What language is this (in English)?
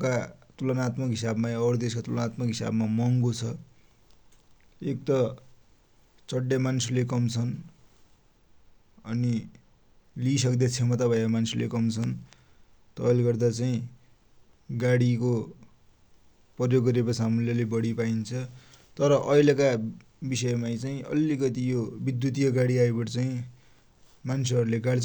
Dotyali